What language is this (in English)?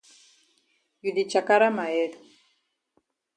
Cameroon Pidgin